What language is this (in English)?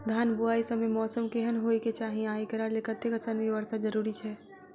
Maithili